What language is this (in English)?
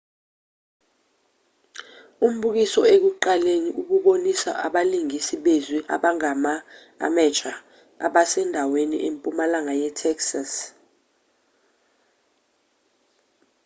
Zulu